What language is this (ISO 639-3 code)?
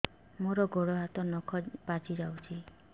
ori